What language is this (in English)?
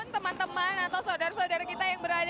Indonesian